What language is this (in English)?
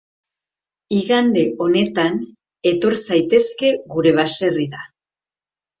Basque